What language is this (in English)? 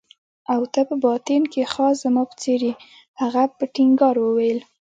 Pashto